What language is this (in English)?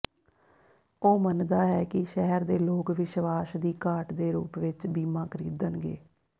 Punjabi